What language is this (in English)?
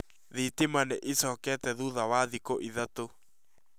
Kikuyu